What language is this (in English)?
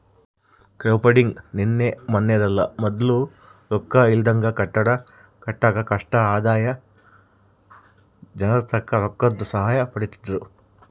Kannada